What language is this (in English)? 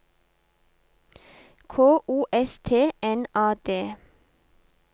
Norwegian